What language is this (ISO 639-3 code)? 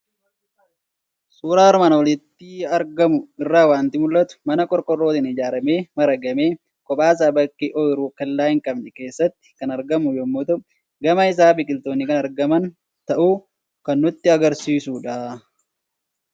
orm